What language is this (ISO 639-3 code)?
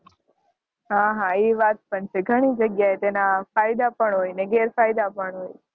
guj